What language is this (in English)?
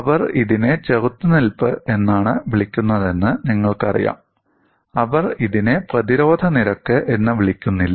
Malayalam